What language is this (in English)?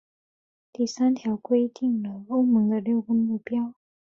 Chinese